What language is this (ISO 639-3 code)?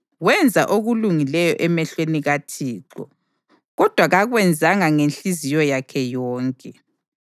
nde